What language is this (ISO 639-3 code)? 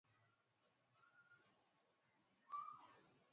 swa